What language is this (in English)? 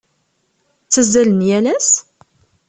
Kabyle